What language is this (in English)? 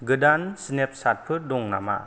Bodo